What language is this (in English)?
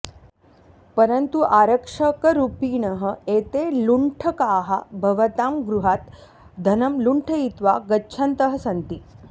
Sanskrit